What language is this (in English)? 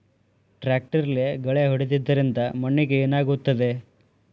Kannada